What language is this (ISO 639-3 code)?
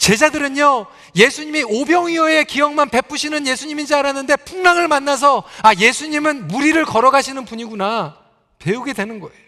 kor